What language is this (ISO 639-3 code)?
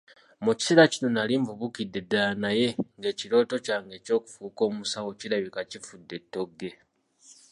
lug